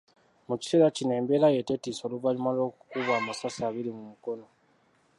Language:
Ganda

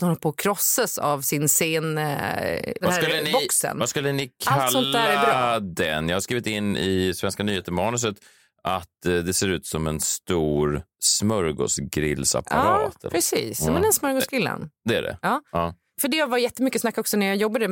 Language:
Swedish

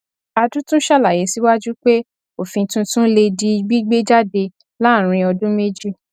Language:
Yoruba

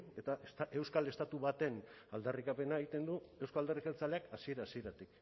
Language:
Basque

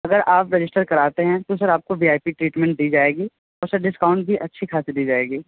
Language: Hindi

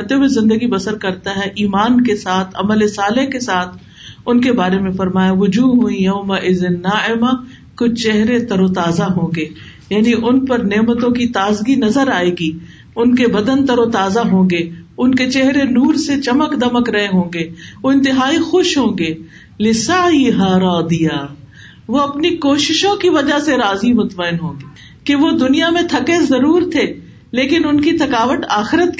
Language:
Urdu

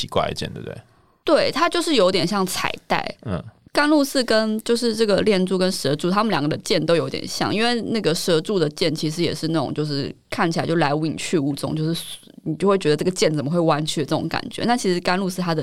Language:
Chinese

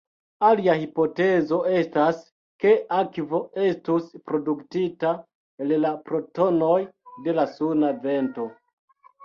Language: Esperanto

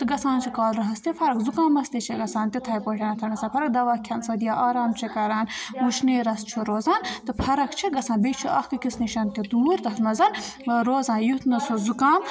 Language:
Kashmiri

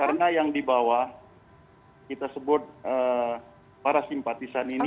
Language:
Indonesian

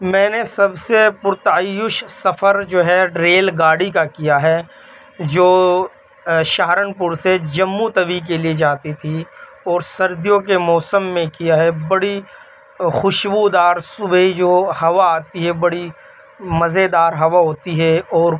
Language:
Urdu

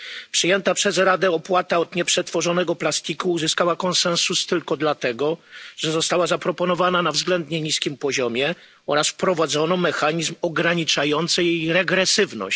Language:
Polish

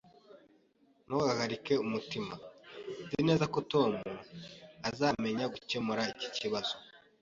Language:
Kinyarwanda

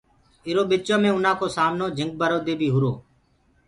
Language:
Gurgula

